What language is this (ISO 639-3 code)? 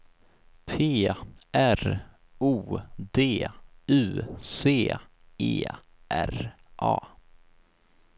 swe